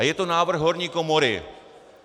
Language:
Czech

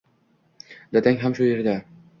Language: Uzbek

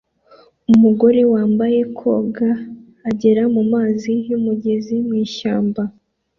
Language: Kinyarwanda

